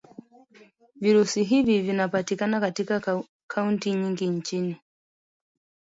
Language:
Swahili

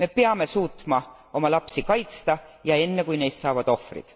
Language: Estonian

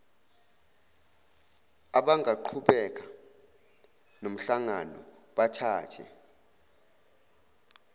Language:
Zulu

